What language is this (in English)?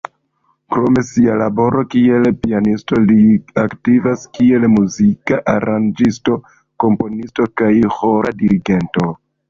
Esperanto